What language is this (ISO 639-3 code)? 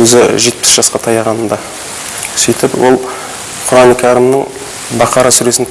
tur